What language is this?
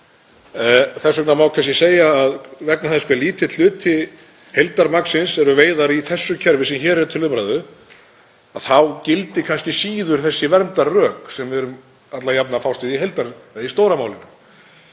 Icelandic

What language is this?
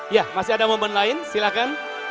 Indonesian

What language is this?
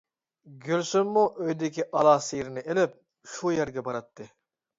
Uyghur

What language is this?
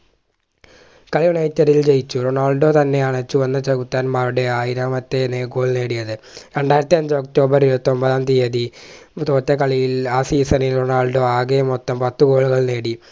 Malayalam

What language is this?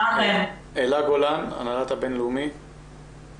Hebrew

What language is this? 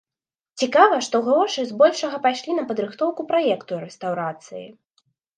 Belarusian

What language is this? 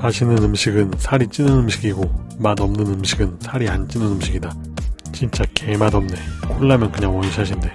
Korean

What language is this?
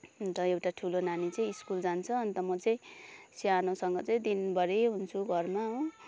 Nepali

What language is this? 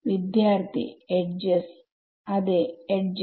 Malayalam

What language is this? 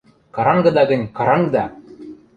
Western Mari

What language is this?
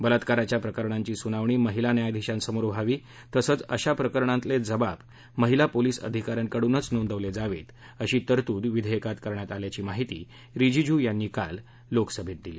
Marathi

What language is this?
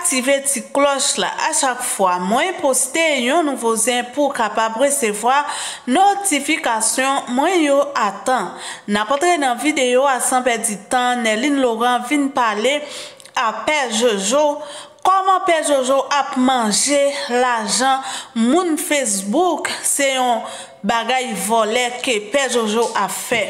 French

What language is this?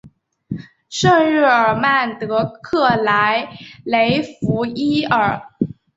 Chinese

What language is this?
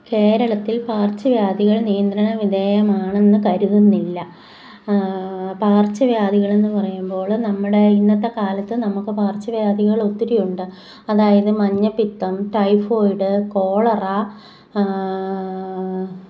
Malayalam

